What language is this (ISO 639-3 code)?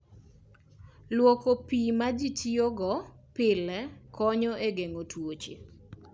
luo